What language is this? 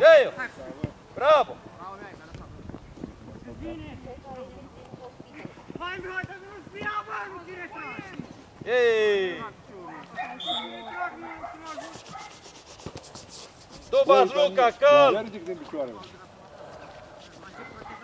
Romanian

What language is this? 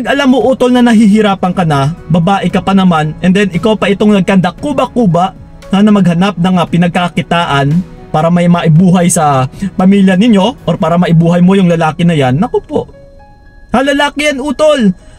Filipino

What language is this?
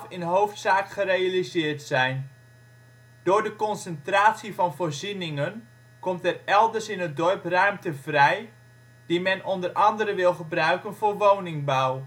Dutch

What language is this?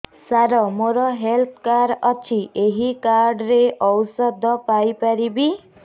Odia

